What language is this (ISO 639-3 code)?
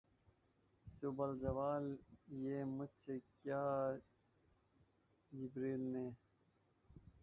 urd